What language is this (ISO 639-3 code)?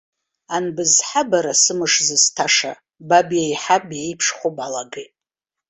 abk